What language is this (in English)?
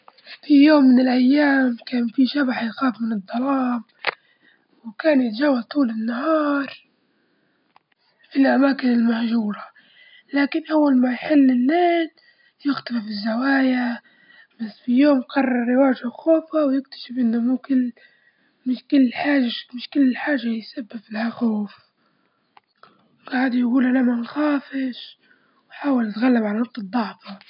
Libyan Arabic